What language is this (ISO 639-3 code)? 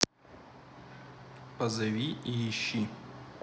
rus